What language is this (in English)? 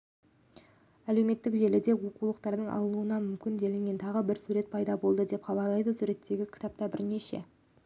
Kazakh